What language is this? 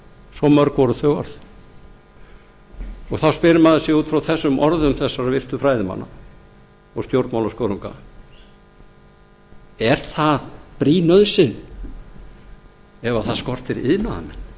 Icelandic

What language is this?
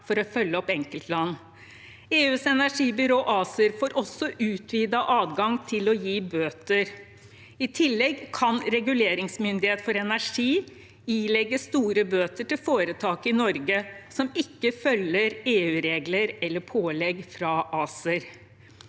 Norwegian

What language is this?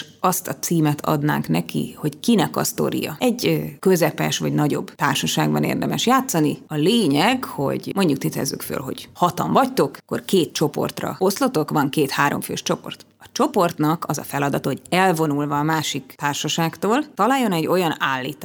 Hungarian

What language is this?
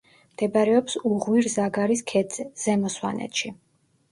Georgian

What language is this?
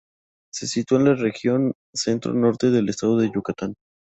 Spanish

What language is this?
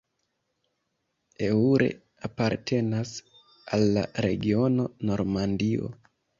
Esperanto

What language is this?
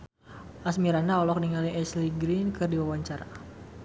Sundanese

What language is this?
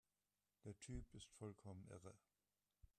German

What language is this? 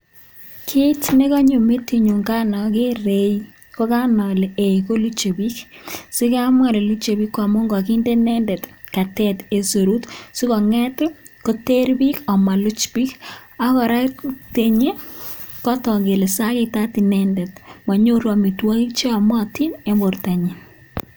Kalenjin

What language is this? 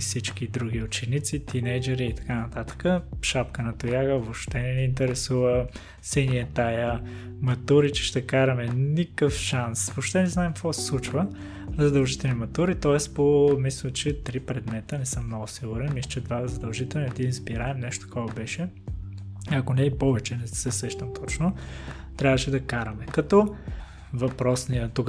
Bulgarian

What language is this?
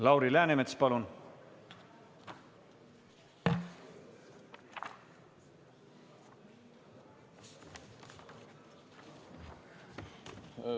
Estonian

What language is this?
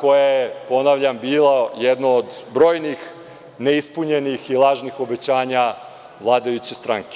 Serbian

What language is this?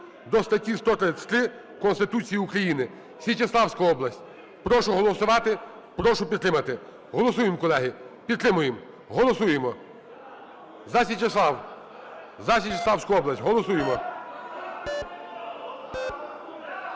Ukrainian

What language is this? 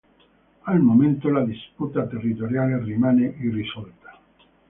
Italian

